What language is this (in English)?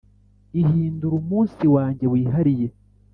Kinyarwanda